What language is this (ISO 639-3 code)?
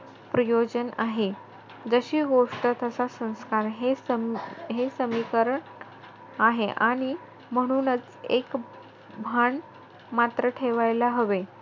mar